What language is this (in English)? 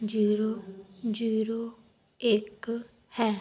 Punjabi